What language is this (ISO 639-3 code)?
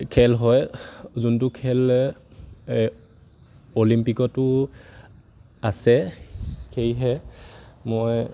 asm